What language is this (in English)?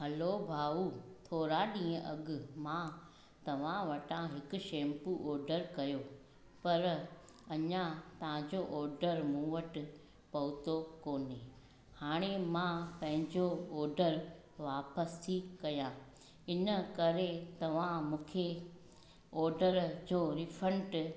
Sindhi